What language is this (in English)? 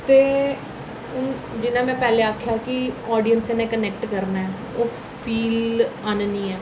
Dogri